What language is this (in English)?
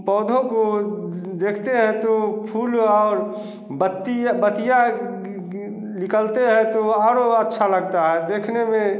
Hindi